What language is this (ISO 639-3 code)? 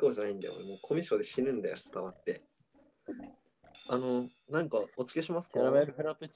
jpn